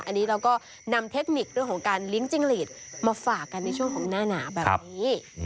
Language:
Thai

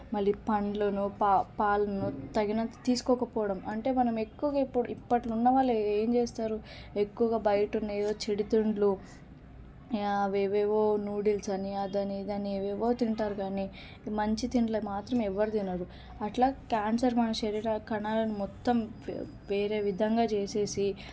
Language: Telugu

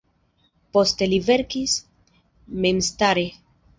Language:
Esperanto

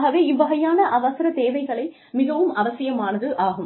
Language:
Tamil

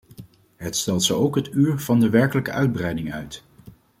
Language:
Dutch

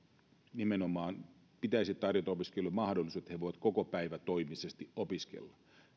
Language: Finnish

